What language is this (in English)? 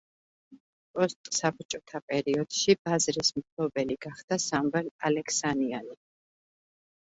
Georgian